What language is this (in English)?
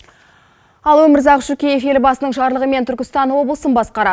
Kazakh